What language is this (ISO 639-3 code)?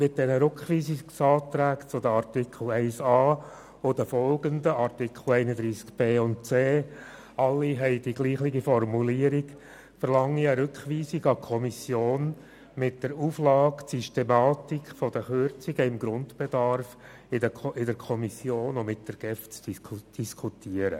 gsw